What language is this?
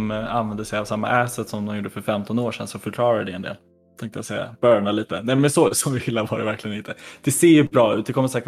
Swedish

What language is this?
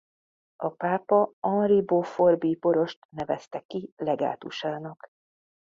Hungarian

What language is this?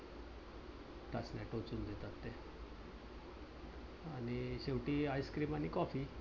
Marathi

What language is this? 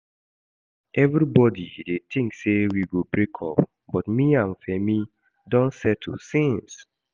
Nigerian Pidgin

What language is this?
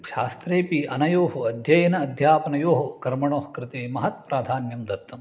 Sanskrit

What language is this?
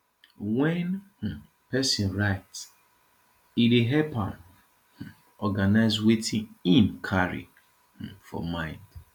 Nigerian Pidgin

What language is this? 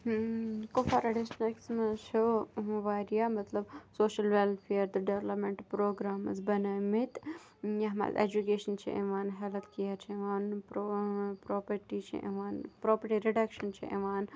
Kashmiri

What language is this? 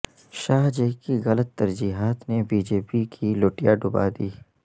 Urdu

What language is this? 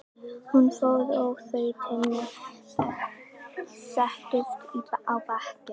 Icelandic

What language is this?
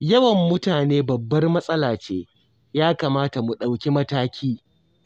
Hausa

